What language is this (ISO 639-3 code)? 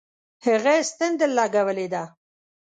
pus